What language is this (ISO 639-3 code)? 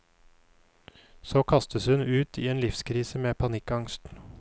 nor